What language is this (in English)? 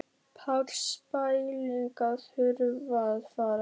Icelandic